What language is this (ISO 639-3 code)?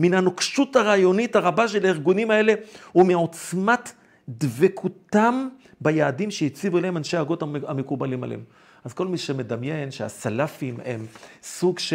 heb